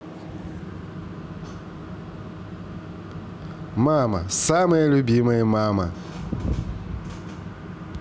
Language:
Russian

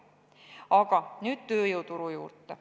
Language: Estonian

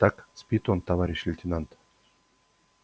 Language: Russian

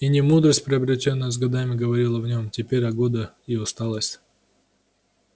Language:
Russian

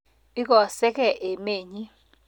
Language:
Kalenjin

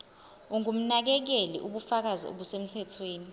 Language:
Zulu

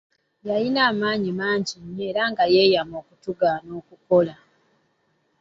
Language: Ganda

